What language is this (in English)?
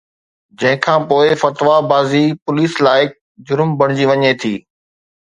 Sindhi